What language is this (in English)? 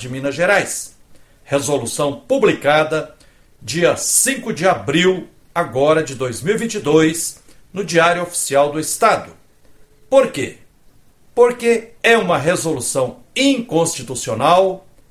Portuguese